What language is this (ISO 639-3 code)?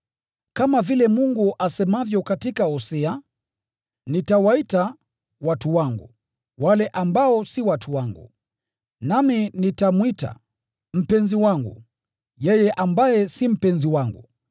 swa